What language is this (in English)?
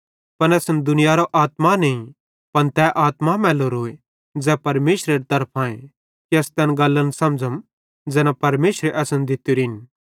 Bhadrawahi